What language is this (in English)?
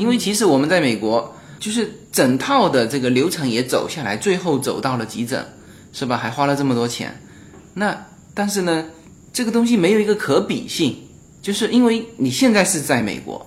Chinese